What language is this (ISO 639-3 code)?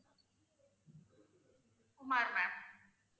tam